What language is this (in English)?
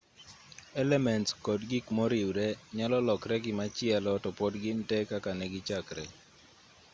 Luo (Kenya and Tanzania)